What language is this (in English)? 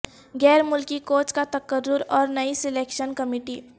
Urdu